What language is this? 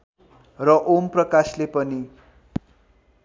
Nepali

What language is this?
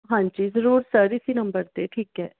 Punjabi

